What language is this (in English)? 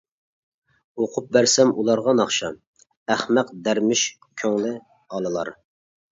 Uyghur